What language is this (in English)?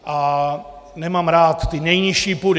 Czech